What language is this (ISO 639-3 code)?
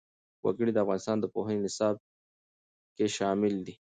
pus